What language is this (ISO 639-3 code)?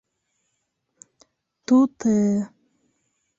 bak